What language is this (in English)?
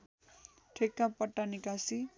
Nepali